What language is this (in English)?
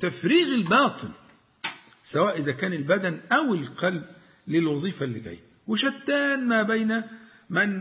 Arabic